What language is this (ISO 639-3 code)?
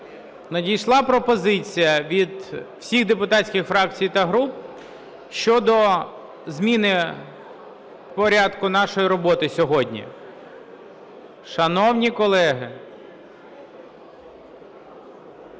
ukr